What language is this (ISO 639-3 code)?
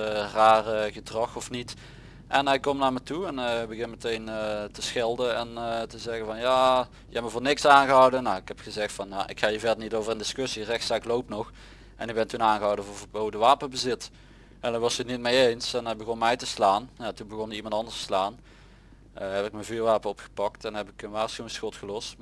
nld